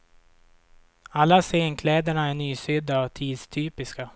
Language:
Swedish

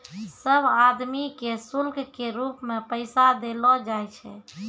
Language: Maithili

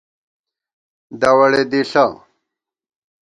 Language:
Gawar-Bati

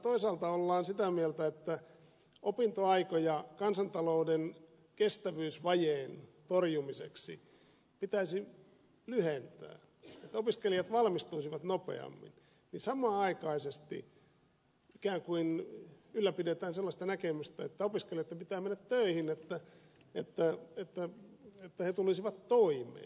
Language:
Finnish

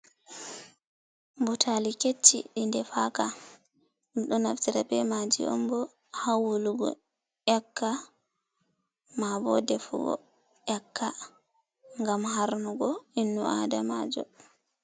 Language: Fula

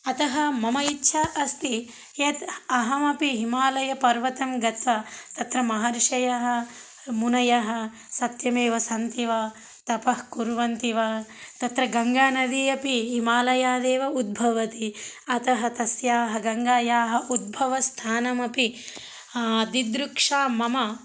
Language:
Sanskrit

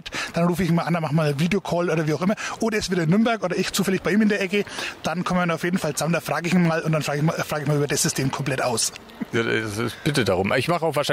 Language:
German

